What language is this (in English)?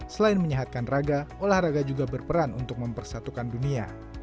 Indonesian